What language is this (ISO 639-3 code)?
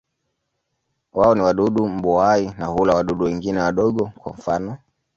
swa